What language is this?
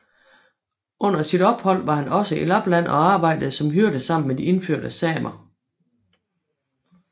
Danish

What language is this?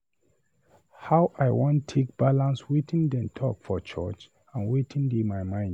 Nigerian Pidgin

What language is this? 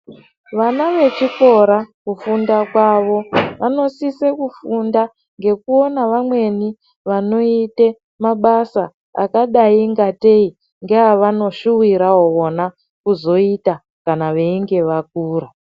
Ndau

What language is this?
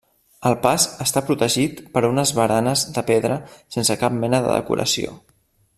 Catalan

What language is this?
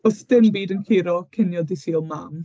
Welsh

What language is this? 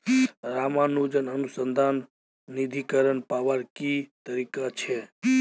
Magahi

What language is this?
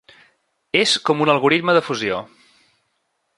Catalan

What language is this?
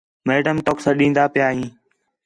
Khetrani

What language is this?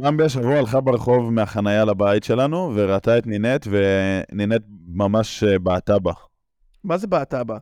Hebrew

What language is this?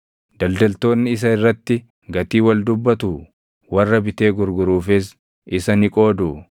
Oromo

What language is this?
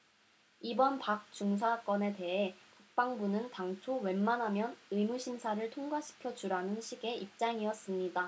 Korean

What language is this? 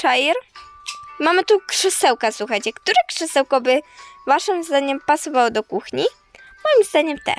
Polish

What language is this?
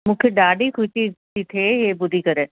Sindhi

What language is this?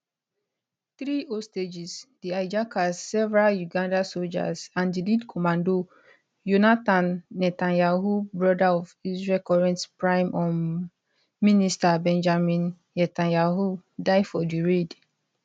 Nigerian Pidgin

